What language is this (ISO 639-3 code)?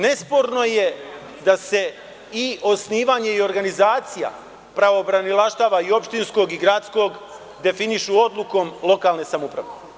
srp